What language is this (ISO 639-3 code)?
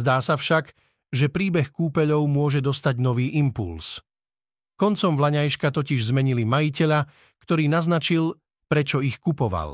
slk